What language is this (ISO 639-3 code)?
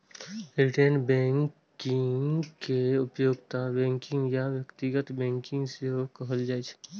mai